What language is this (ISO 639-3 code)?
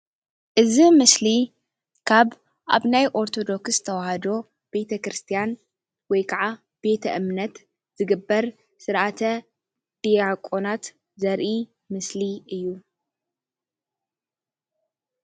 tir